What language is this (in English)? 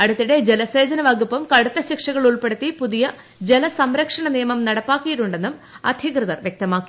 Malayalam